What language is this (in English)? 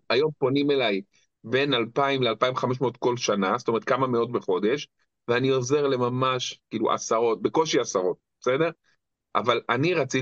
Hebrew